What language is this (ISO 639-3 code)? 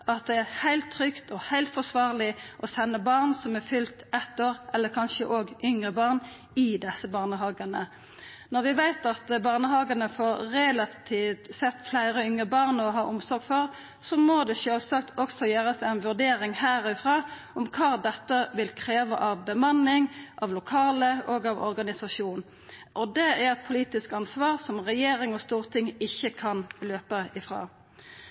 nno